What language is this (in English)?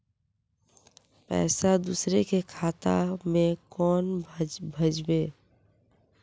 Magahi